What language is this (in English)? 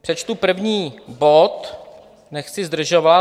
Czech